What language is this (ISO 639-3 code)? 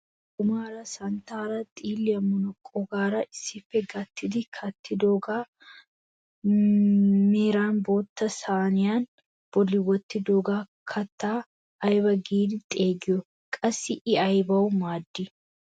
wal